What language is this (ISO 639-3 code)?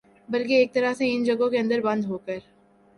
urd